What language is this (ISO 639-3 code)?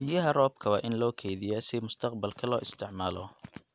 som